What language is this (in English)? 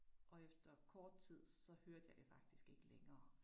Danish